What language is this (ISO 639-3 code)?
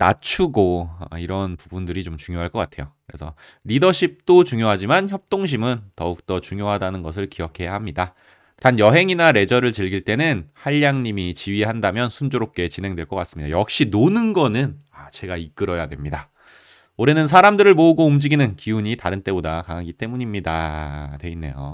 kor